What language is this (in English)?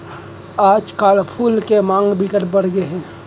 Chhattisgarhi